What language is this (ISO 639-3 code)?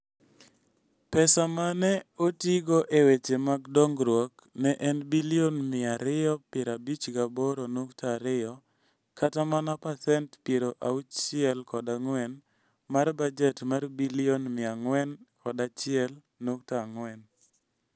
luo